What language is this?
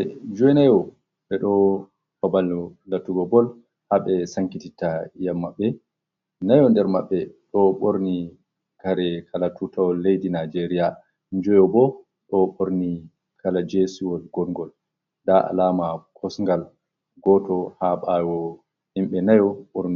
Fula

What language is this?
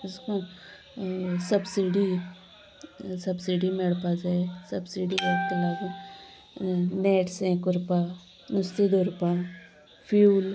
Konkani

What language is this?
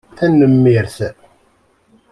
Kabyle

